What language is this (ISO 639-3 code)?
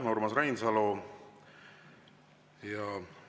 est